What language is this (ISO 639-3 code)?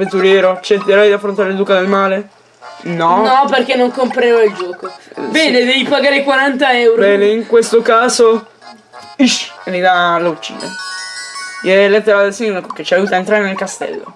ita